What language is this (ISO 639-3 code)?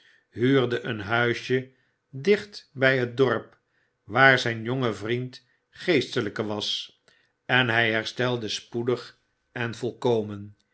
nld